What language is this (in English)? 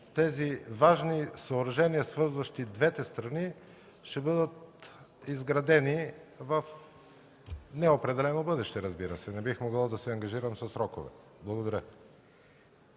Bulgarian